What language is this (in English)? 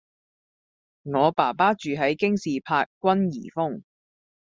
Cantonese